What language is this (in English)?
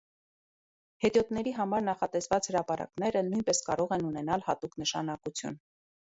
Armenian